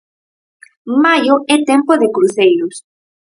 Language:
Galician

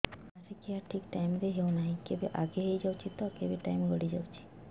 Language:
Odia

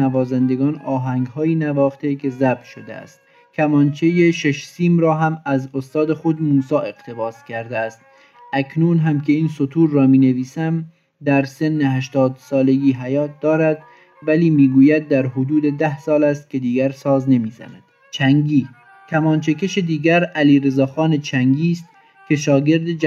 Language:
Persian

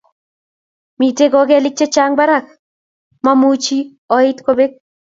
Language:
Kalenjin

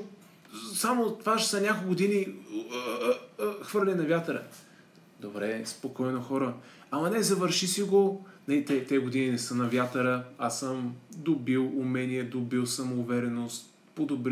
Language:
Bulgarian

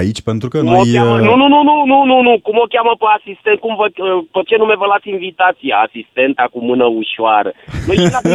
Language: Romanian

